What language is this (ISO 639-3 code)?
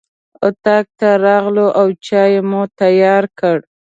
pus